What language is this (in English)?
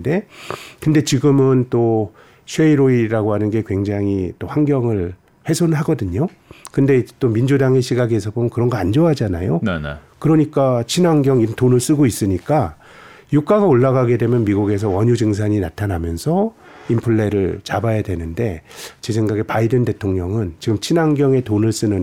Korean